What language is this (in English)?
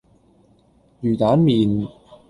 Cantonese